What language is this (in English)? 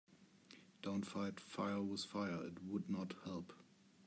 English